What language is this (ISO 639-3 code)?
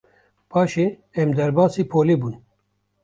kur